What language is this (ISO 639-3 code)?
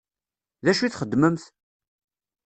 kab